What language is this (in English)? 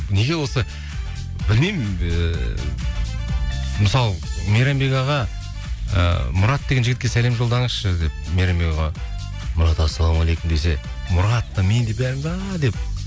Kazakh